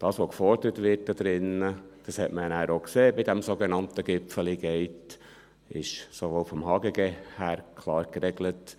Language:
Swiss German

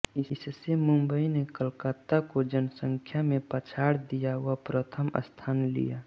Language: Hindi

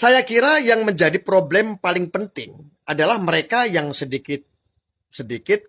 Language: Indonesian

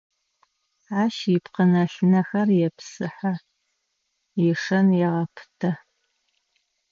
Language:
Adyghe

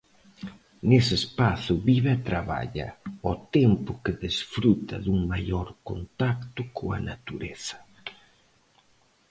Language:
Galician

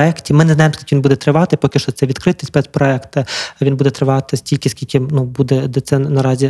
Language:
Ukrainian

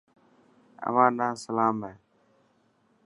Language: Dhatki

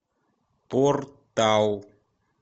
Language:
Russian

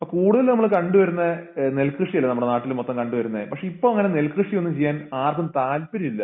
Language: Malayalam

